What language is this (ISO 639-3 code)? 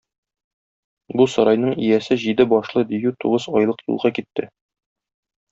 tat